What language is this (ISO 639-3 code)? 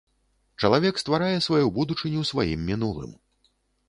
bel